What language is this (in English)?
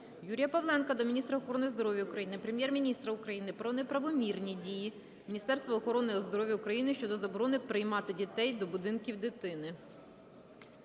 Ukrainian